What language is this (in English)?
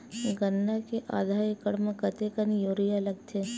Chhattisgarhi